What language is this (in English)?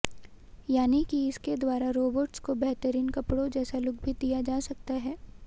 Hindi